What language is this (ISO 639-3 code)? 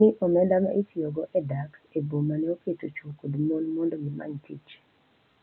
luo